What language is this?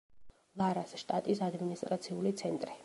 Georgian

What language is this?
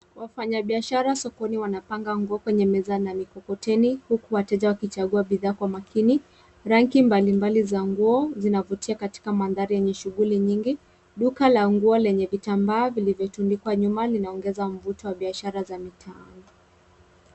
Swahili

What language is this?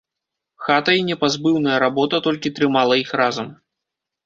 Belarusian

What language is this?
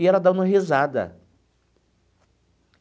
Portuguese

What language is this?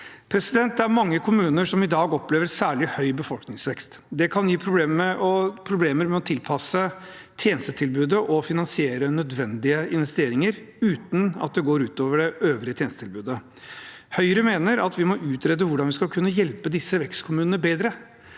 Norwegian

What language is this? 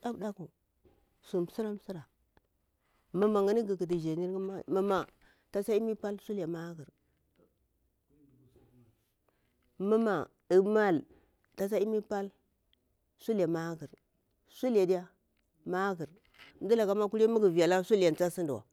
Bura-Pabir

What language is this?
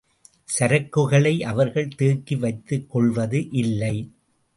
Tamil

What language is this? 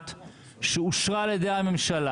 Hebrew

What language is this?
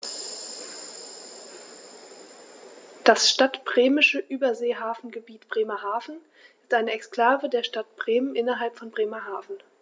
German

